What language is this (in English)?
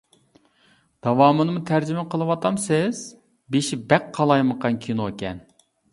Uyghur